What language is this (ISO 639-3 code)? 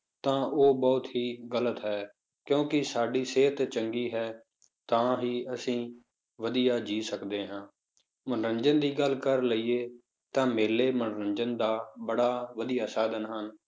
pan